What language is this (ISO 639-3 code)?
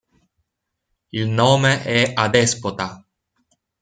ita